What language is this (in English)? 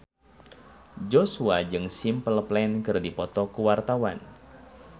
Sundanese